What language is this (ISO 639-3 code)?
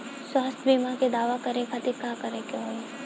bho